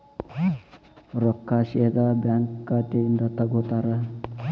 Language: Kannada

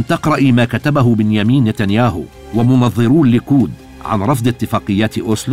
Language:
Arabic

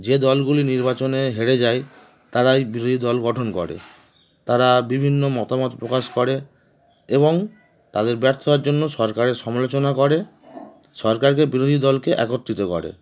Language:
Bangla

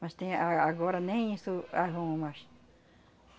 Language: Portuguese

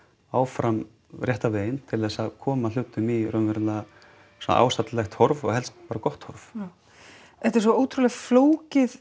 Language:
Icelandic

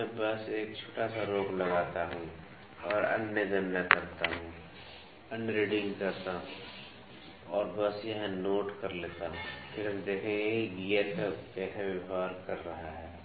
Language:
Hindi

